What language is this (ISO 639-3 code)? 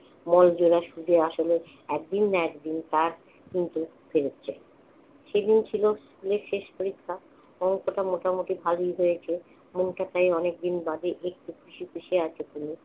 ben